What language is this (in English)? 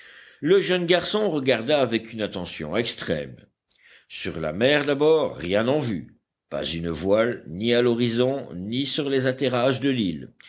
French